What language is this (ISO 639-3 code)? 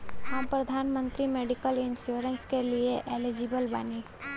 bho